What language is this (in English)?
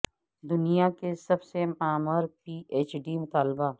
Urdu